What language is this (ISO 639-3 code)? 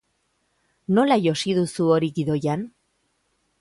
eus